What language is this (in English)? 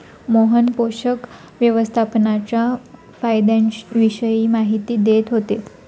Marathi